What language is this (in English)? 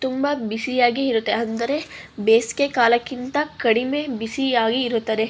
Kannada